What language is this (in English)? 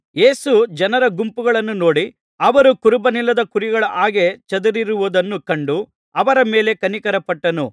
Kannada